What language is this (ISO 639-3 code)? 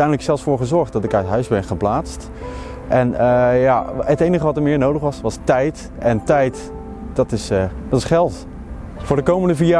nld